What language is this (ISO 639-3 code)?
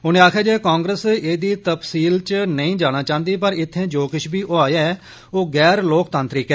doi